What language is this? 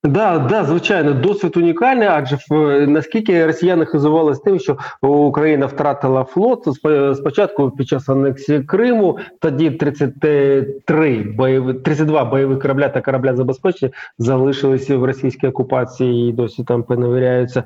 Ukrainian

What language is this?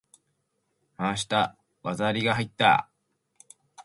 Japanese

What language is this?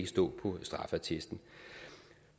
Danish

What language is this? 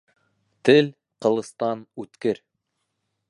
Bashkir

